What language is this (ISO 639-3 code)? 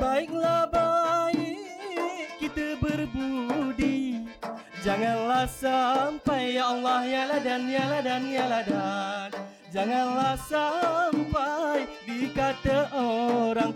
msa